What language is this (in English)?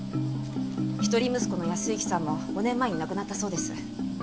Japanese